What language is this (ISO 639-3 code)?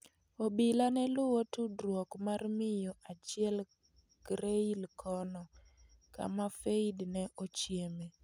luo